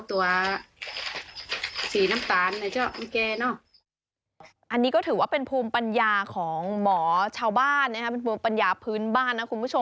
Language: Thai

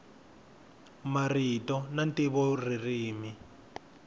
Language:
Tsonga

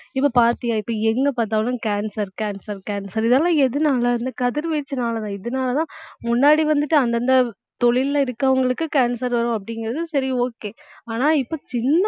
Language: Tamil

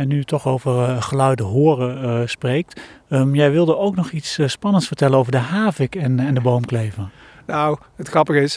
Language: Dutch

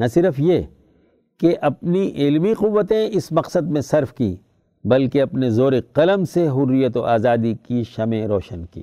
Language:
Urdu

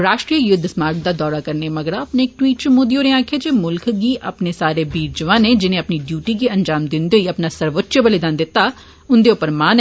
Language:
Dogri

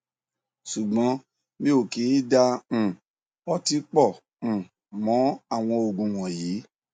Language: Yoruba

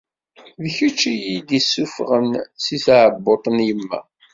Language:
Kabyle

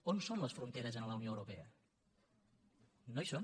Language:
Catalan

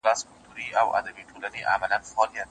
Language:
Pashto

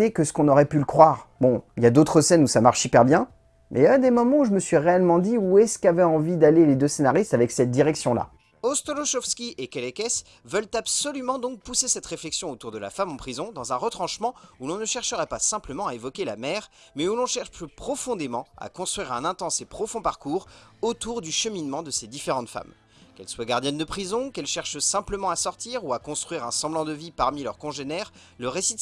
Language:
French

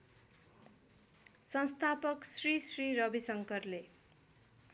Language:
Nepali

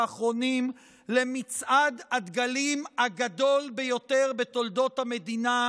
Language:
Hebrew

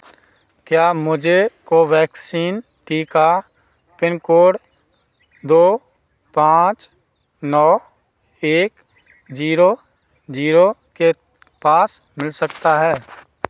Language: Hindi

